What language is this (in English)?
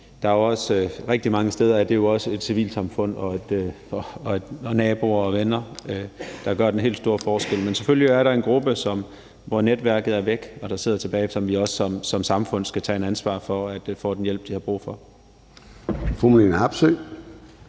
Danish